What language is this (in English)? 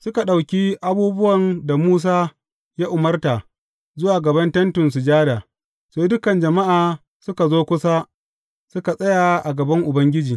Hausa